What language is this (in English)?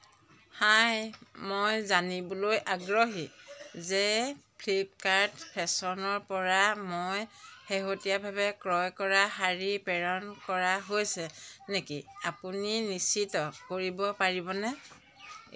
Assamese